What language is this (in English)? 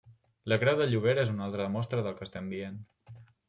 Catalan